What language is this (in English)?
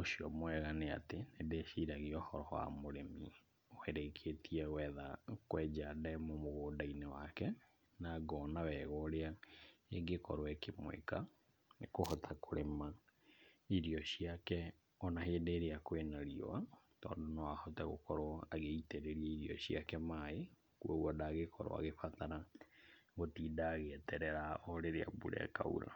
Kikuyu